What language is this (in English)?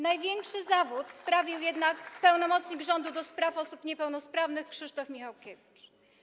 Polish